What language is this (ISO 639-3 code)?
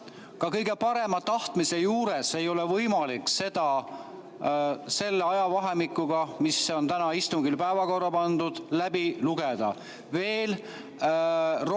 est